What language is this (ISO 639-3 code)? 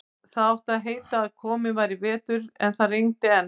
isl